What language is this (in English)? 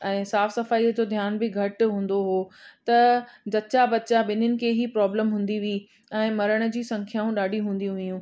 Sindhi